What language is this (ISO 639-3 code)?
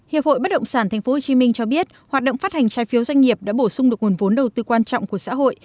vie